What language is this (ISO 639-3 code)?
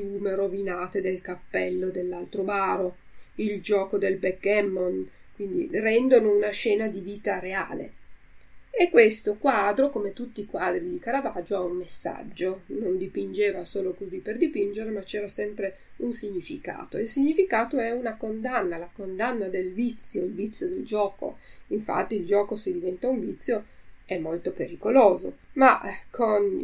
ita